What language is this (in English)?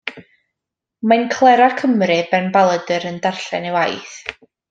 Welsh